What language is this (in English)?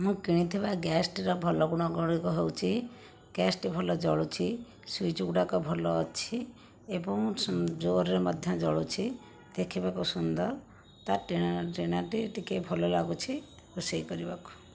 Odia